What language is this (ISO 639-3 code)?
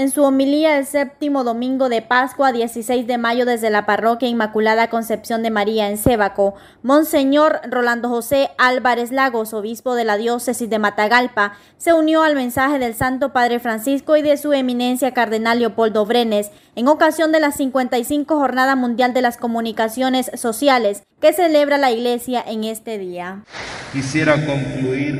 spa